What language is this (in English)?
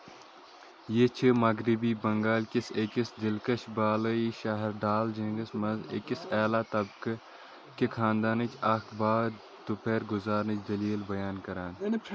Kashmiri